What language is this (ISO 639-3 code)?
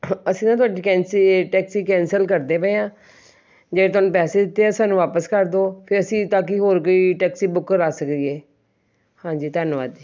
pan